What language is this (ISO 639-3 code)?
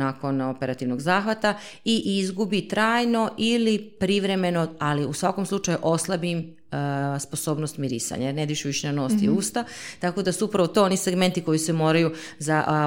hrv